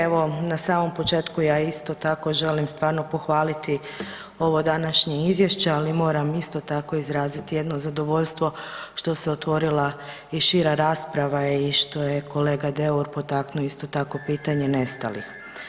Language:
Croatian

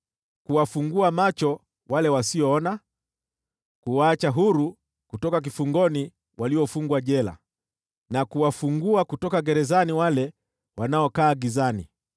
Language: Swahili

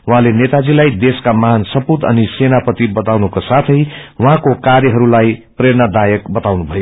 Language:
Nepali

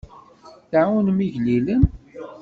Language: Kabyle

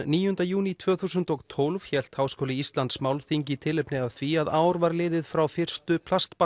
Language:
Icelandic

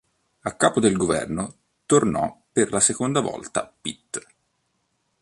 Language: Italian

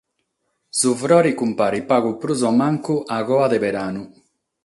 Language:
Sardinian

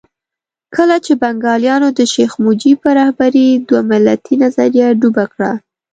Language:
Pashto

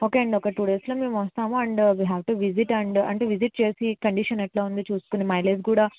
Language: Telugu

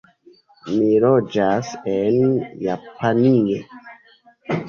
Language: Esperanto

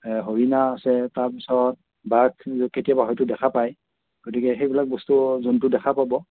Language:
Assamese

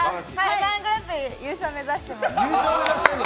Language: Japanese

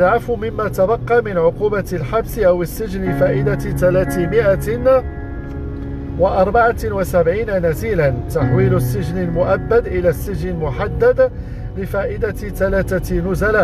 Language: Arabic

